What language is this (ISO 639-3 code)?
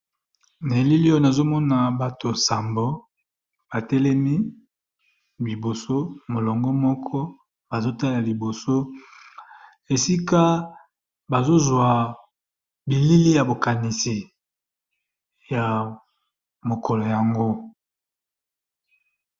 lin